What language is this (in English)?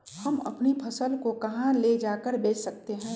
Magahi